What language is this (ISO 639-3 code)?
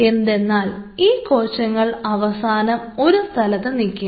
mal